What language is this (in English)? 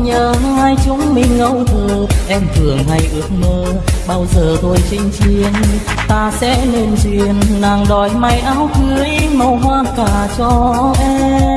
Vietnamese